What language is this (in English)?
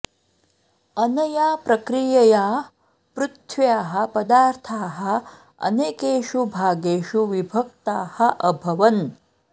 Sanskrit